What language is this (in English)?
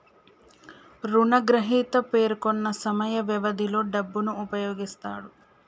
Telugu